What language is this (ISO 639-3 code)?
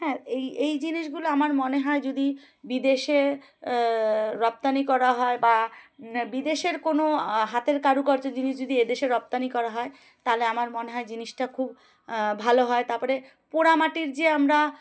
ben